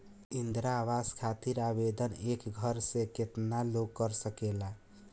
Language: Bhojpuri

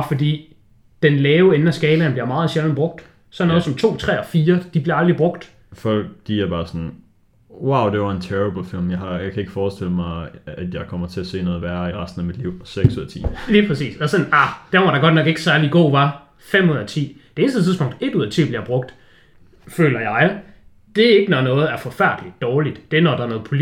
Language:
Danish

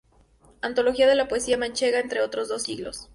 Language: Spanish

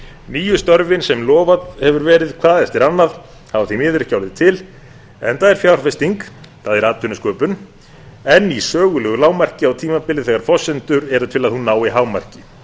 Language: Icelandic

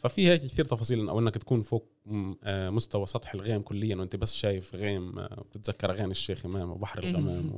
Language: Arabic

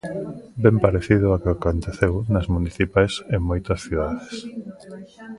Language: Galician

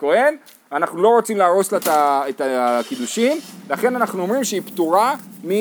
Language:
Hebrew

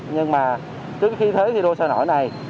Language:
Vietnamese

